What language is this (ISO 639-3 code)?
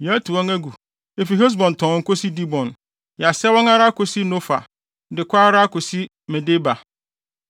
aka